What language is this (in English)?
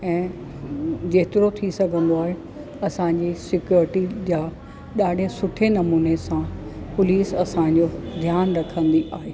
Sindhi